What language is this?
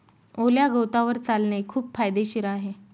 Marathi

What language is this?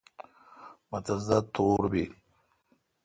Kalkoti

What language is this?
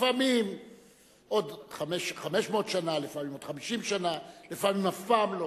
Hebrew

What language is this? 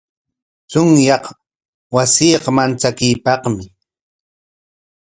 Corongo Ancash Quechua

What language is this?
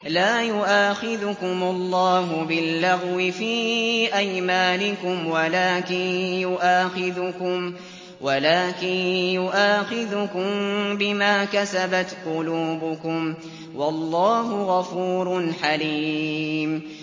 Arabic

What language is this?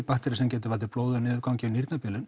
Icelandic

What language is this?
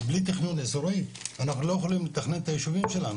Hebrew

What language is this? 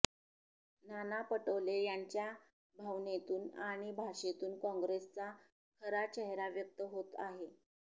Marathi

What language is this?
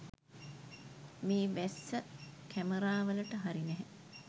Sinhala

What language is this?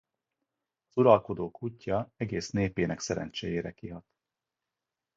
Hungarian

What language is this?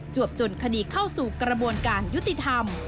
Thai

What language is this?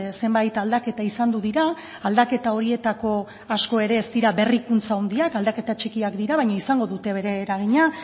Basque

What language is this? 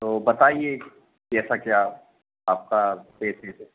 Hindi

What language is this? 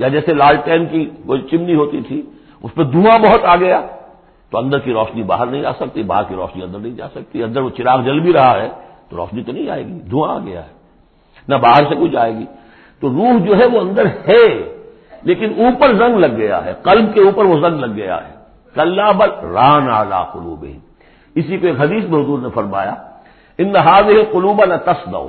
Urdu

